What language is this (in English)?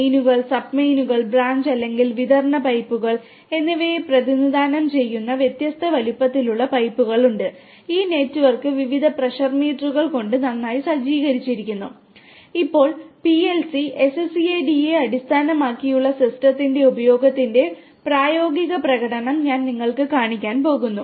Malayalam